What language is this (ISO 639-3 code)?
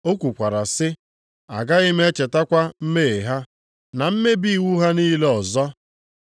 ibo